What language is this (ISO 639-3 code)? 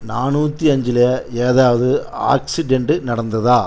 tam